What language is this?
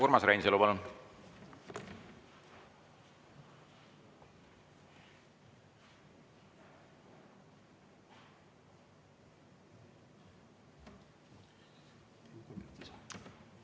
Estonian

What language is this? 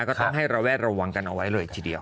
Thai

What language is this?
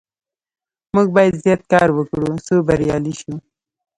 Pashto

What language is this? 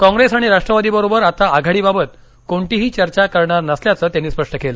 Marathi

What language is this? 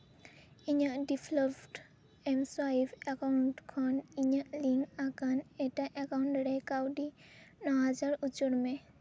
Santali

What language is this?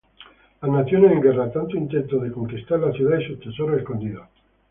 Spanish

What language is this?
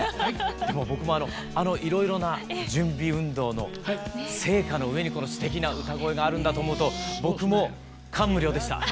Japanese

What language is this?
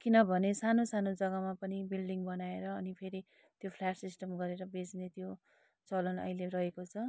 Nepali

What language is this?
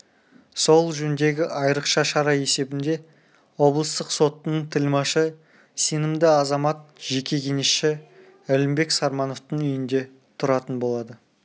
Kazakh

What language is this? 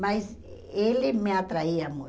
Portuguese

